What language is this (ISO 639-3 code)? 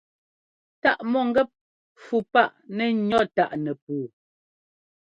jgo